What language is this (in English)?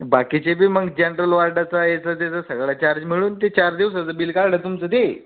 Marathi